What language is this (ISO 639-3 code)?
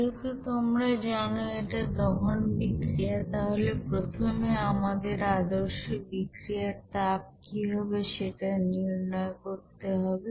ben